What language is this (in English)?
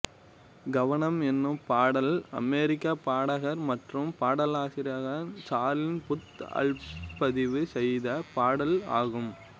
Tamil